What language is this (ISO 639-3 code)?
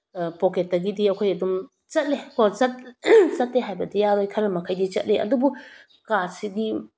mni